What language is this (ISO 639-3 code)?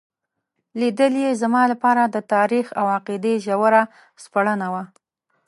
pus